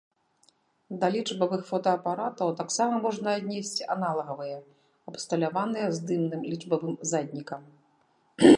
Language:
Belarusian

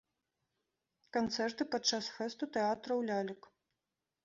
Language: Belarusian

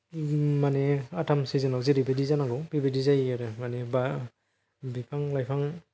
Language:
Bodo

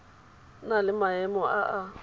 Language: Tswana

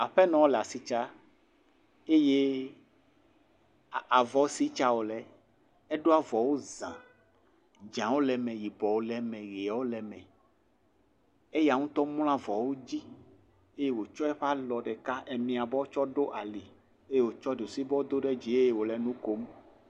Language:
Ewe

